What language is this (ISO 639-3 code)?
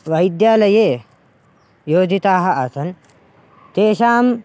san